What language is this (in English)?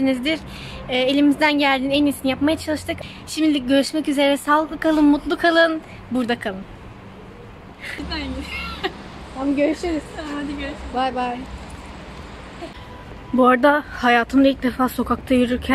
Turkish